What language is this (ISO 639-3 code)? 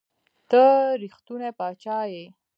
pus